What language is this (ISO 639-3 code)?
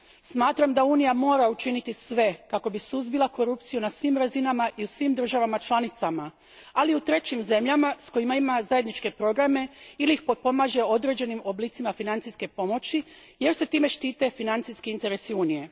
hrv